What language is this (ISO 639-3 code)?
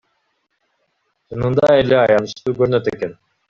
kir